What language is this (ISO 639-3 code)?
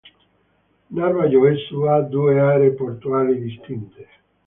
ita